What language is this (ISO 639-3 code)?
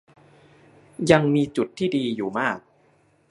tha